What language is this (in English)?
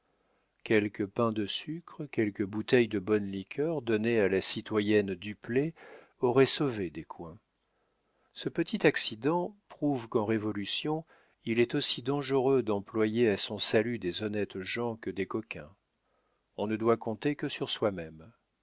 French